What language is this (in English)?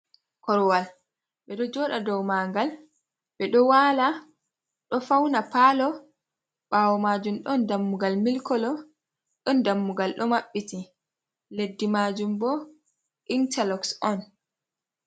Fula